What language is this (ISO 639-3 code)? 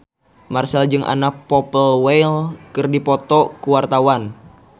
sun